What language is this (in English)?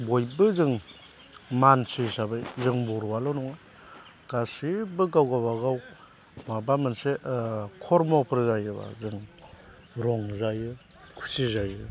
Bodo